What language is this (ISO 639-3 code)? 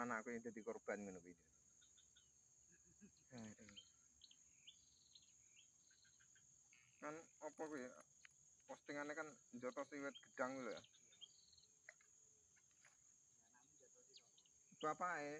ind